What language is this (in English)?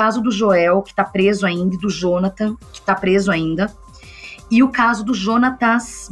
Portuguese